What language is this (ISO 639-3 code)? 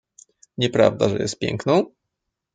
pol